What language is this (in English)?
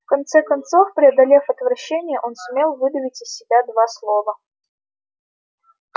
Russian